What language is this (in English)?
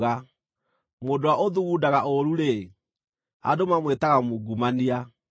Kikuyu